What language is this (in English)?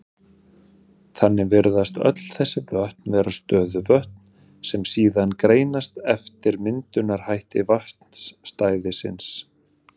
Icelandic